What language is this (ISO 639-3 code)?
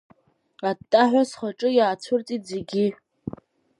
abk